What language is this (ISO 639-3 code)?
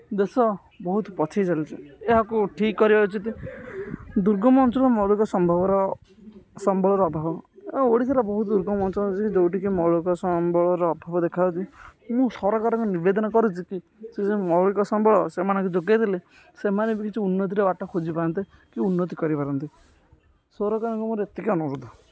ori